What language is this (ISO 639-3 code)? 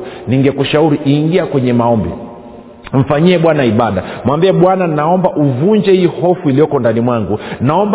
swa